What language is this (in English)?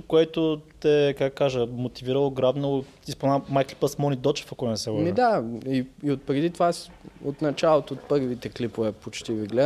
Bulgarian